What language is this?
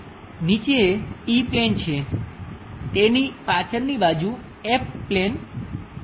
Gujarati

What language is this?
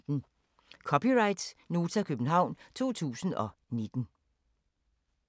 Danish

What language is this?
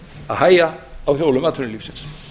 Icelandic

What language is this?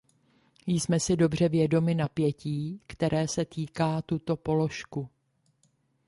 Czech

